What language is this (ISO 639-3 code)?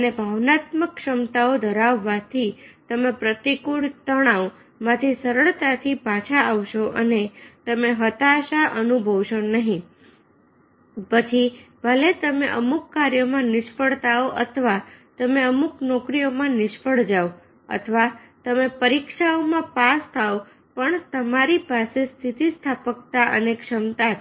guj